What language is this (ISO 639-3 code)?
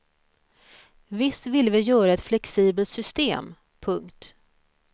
swe